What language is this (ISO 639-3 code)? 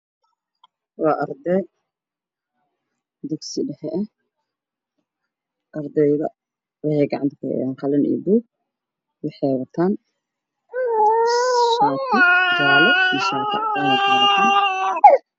som